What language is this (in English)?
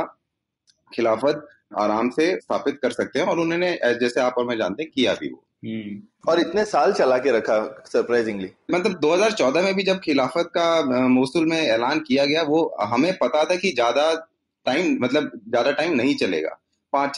Hindi